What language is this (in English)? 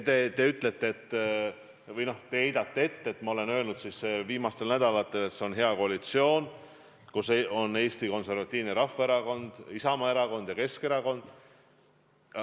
Estonian